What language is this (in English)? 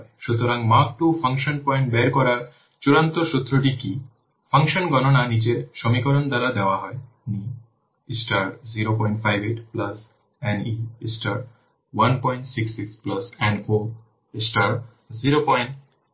Bangla